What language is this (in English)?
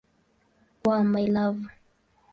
Swahili